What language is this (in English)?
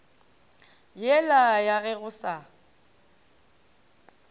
Northern Sotho